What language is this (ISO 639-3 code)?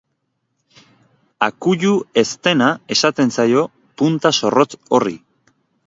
eus